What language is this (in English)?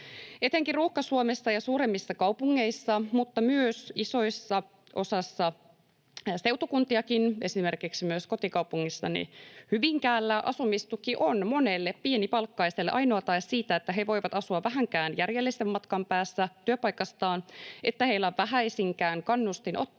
Finnish